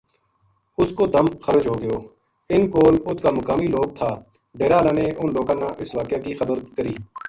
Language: Gujari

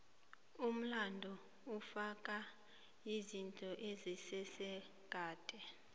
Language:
South Ndebele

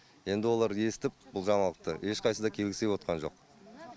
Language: Kazakh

